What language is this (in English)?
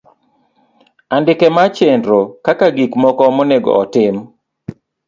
Luo (Kenya and Tanzania)